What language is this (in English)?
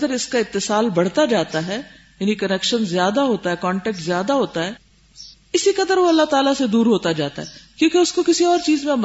Urdu